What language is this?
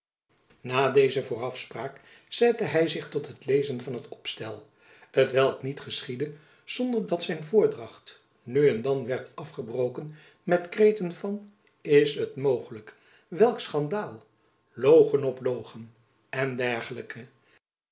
Dutch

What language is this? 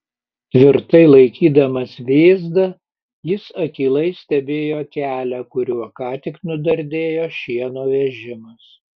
Lithuanian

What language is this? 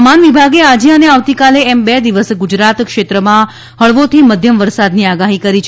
Gujarati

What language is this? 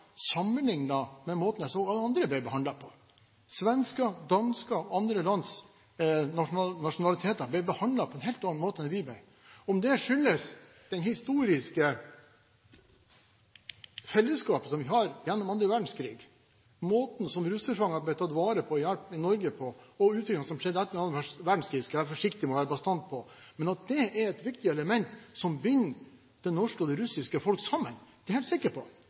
Norwegian Bokmål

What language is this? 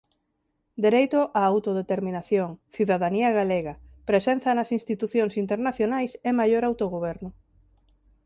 Galician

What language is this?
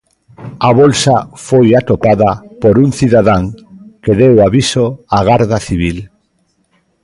Galician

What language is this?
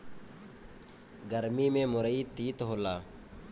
Bhojpuri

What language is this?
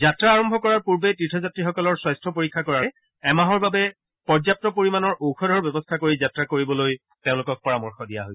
Assamese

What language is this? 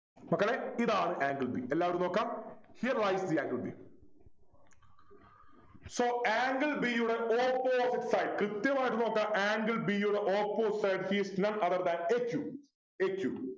Malayalam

